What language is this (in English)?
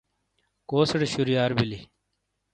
Shina